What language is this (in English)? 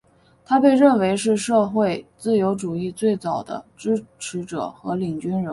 Chinese